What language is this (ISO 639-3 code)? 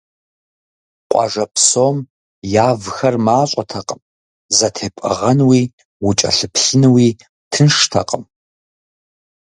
kbd